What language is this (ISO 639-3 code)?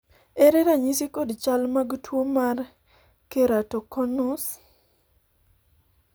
luo